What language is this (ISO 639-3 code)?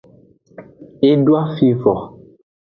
ajg